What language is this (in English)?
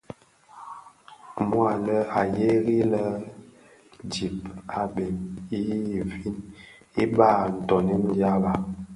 Bafia